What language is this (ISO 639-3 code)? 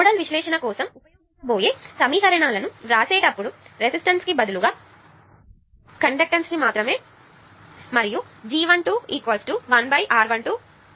tel